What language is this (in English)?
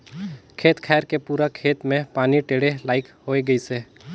Chhattisgarhi